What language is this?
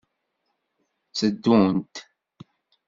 Kabyle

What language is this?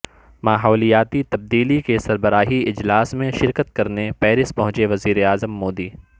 Urdu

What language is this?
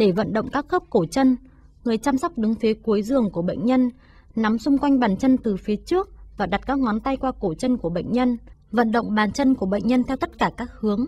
Vietnamese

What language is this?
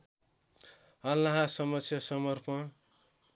Nepali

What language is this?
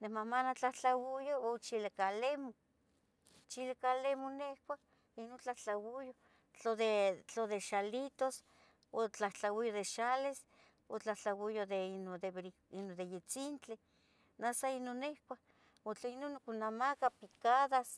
Tetelcingo Nahuatl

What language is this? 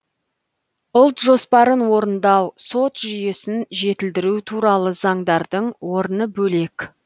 Kazakh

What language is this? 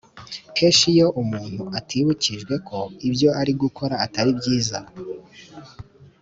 Kinyarwanda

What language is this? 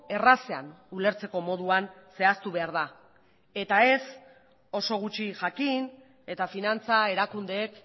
Basque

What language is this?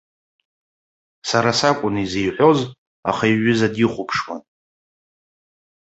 Abkhazian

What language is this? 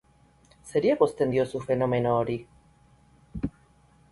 Basque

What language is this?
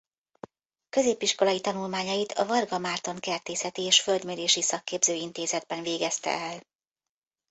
Hungarian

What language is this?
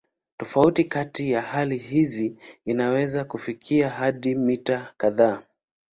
Swahili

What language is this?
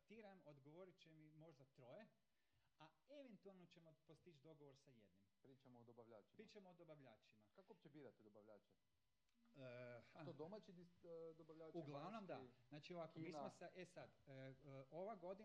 Croatian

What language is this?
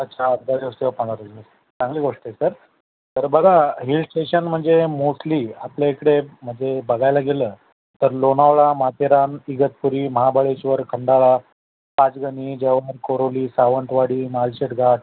Marathi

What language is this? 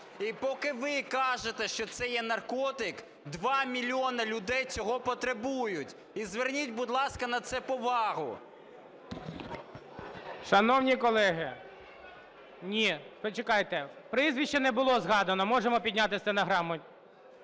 Ukrainian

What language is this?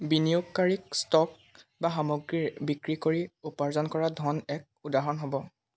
Assamese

